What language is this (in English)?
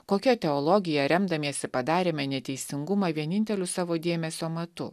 Lithuanian